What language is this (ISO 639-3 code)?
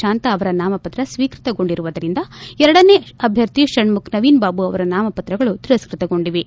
kan